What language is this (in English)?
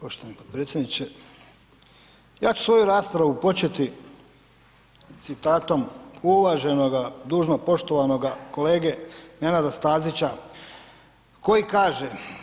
Croatian